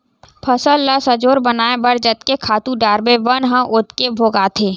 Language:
Chhattisgarhi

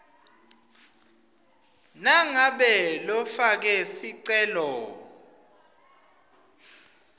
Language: Swati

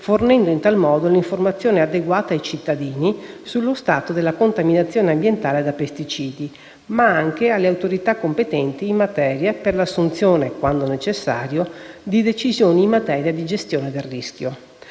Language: Italian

